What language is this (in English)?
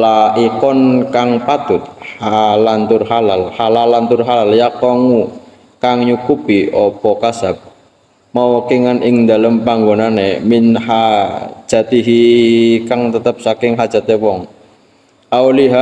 Indonesian